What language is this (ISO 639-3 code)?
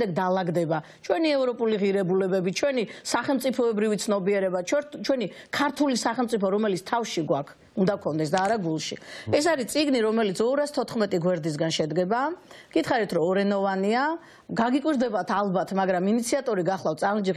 ron